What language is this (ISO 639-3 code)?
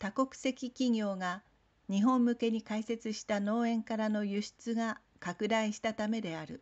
jpn